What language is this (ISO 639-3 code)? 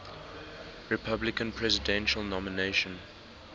eng